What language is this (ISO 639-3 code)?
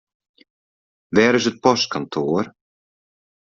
fry